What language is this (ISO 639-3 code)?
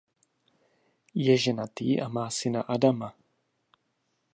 ces